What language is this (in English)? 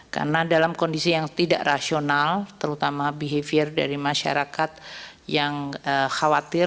Indonesian